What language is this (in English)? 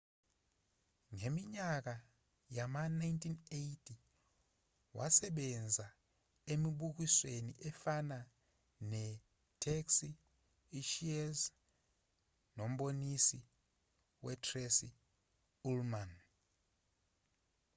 Zulu